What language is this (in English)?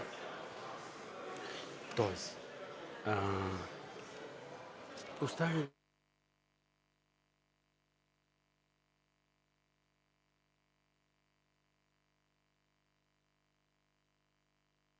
Bulgarian